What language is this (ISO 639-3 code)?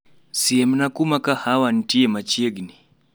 luo